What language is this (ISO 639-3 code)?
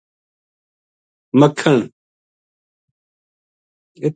gju